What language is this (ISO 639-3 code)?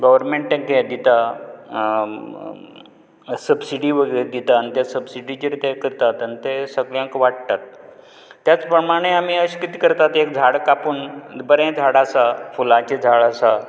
kok